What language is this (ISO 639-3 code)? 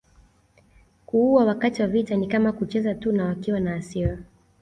swa